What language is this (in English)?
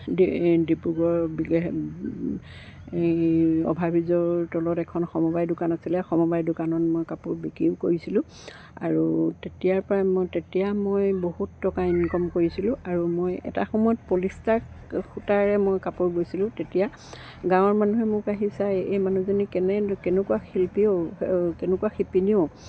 Assamese